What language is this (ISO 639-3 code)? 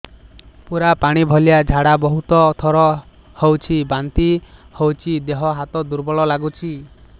ori